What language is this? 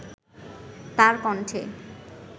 Bangla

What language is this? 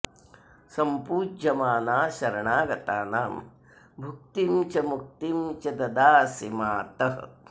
Sanskrit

